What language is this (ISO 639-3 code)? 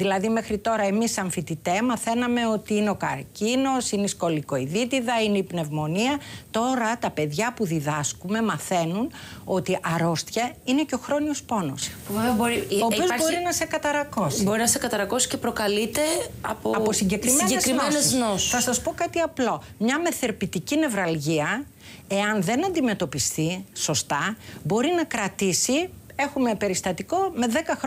ell